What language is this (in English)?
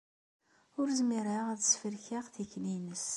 Kabyle